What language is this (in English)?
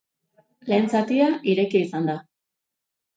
Basque